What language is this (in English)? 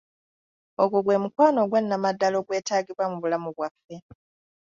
Ganda